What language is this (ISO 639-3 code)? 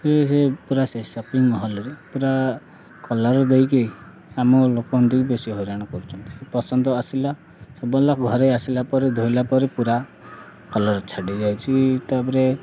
ori